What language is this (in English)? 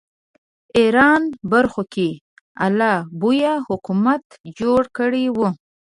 Pashto